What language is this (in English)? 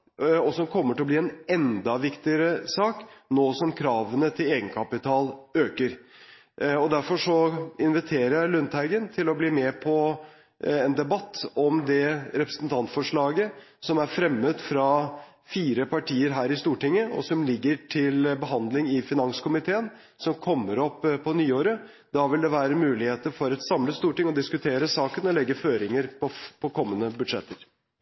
Norwegian Bokmål